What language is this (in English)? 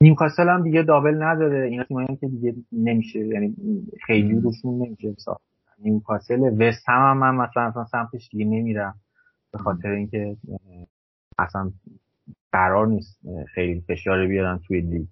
Persian